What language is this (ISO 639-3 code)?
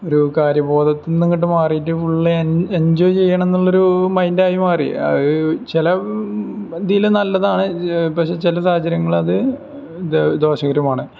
mal